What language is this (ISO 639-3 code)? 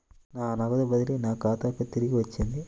tel